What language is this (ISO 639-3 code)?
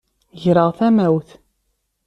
kab